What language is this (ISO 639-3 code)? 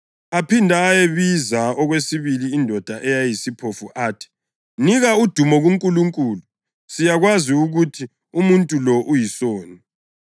nde